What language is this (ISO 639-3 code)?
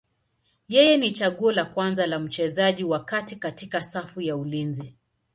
swa